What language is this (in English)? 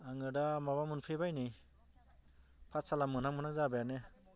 Bodo